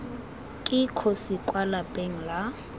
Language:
Tswana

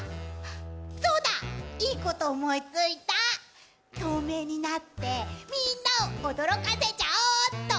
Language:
Japanese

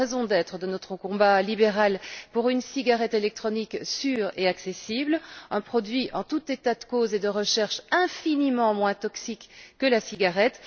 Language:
French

